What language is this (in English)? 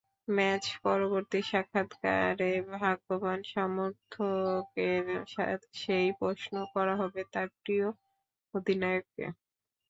Bangla